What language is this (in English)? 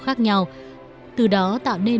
Vietnamese